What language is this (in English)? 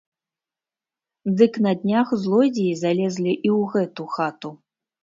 Belarusian